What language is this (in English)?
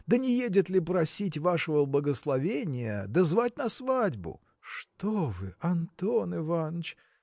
Russian